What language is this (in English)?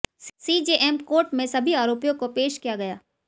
Hindi